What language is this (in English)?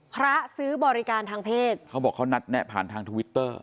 Thai